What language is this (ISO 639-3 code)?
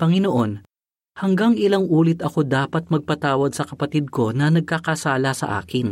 fil